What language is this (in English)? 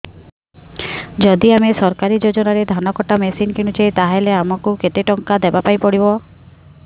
Odia